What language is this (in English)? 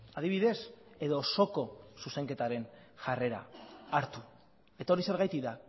Basque